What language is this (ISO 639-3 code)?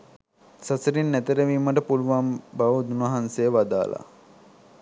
sin